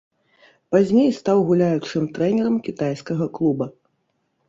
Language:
Belarusian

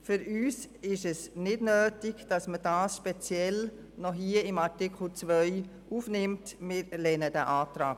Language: Swiss German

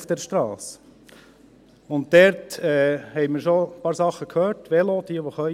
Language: Swiss German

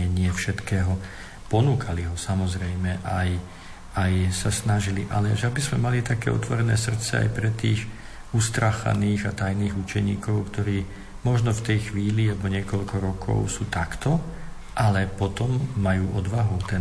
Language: Slovak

